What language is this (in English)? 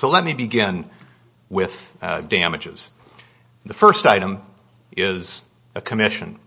English